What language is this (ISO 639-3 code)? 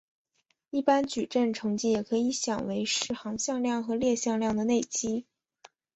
zho